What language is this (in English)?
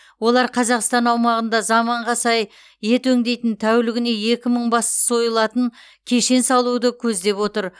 Kazakh